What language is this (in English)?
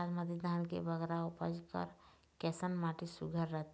Chhattisgarhi